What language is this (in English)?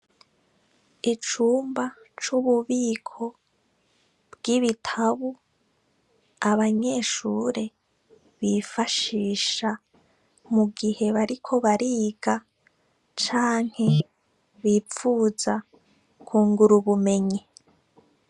Rundi